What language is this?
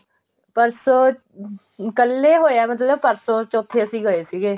Punjabi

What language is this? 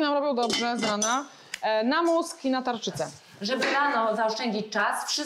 Polish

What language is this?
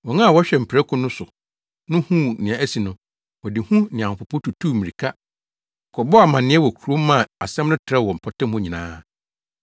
Akan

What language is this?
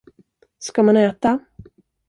Swedish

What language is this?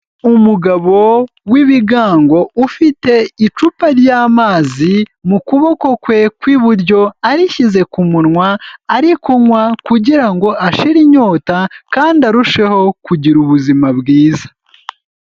Kinyarwanda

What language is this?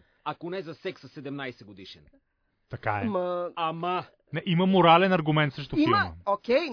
Bulgarian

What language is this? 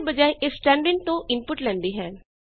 Punjabi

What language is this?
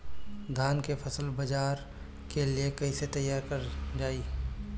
Bhojpuri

